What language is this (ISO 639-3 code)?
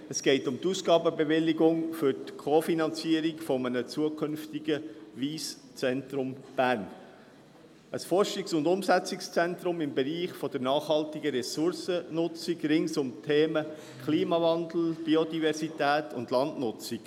gsw